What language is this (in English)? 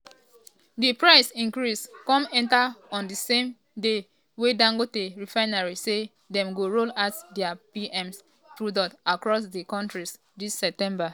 Nigerian Pidgin